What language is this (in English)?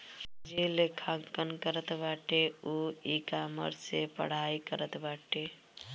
Bhojpuri